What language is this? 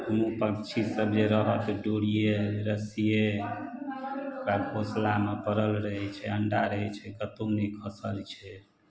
Maithili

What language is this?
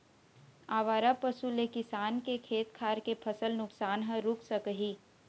Chhattisgarhi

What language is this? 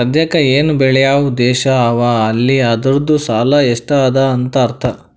Kannada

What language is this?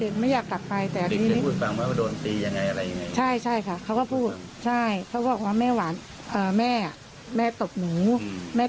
Thai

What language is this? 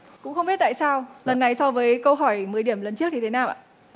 Vietnamese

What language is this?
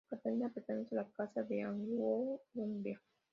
Spanish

